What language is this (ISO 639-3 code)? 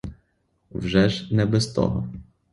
ukr